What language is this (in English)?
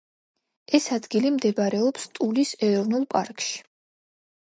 Georgian